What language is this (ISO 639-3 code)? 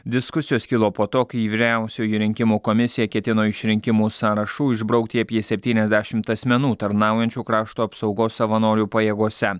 lit